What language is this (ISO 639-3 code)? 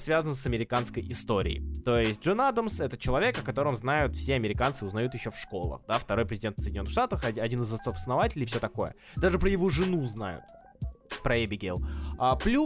rus